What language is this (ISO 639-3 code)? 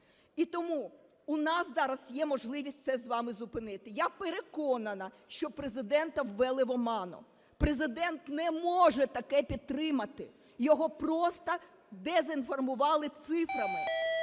ukr